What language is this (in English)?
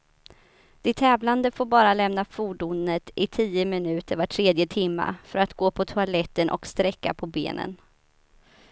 Swedish